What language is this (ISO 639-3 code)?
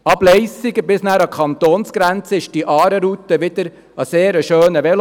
gsw